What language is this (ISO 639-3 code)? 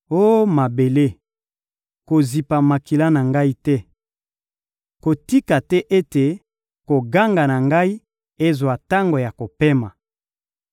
lin